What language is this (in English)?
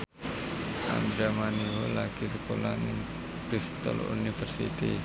Javanese